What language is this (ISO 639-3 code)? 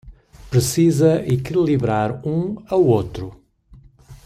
por